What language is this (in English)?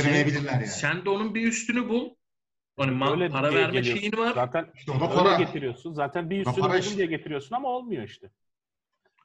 Turkish